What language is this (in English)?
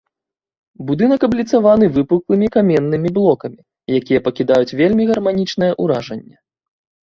Belarusian